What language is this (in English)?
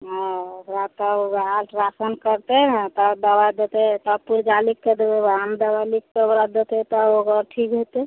Maithili